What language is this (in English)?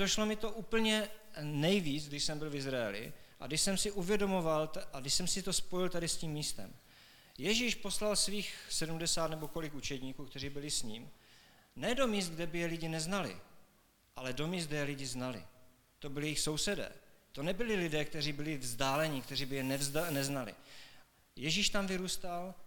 Czech